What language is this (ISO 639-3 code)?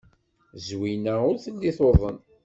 kab